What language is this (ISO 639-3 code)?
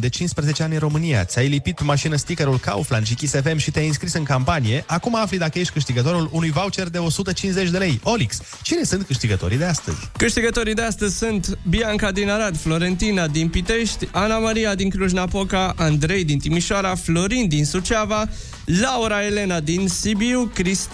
ron